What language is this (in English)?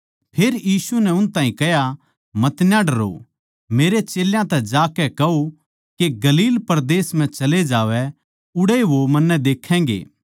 Haryanvi